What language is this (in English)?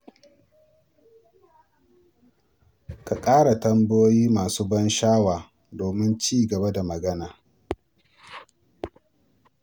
Hausa